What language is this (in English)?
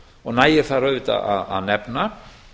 Icelandic